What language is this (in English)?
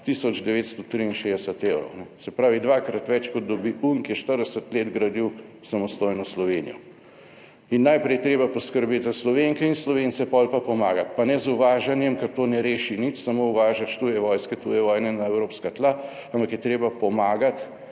Slovenian